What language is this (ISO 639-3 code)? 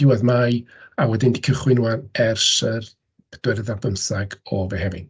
cym